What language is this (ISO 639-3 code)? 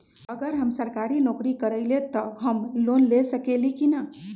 mag